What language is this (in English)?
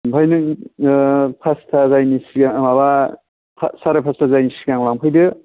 Bodo